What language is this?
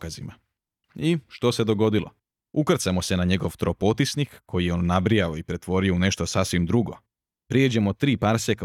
Croatian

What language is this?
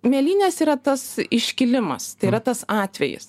Lithuanian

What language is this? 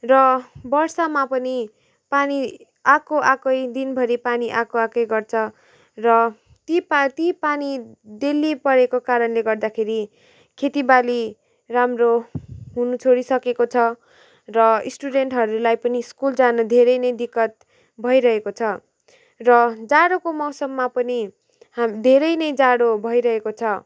Nepali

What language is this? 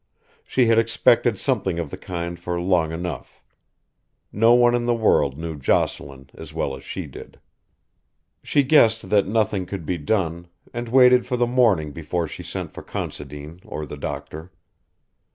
English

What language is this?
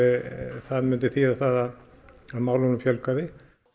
Icelandic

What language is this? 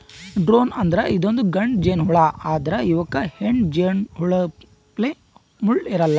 Kannada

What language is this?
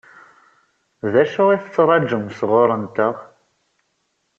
Kabyle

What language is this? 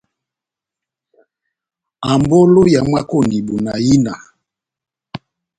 Batanga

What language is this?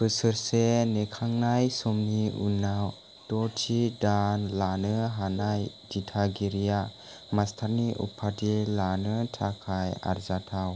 Bodo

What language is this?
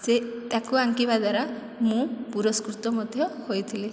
Odia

